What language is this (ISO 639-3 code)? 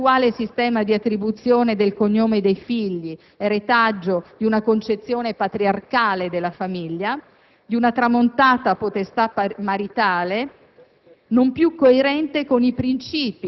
ita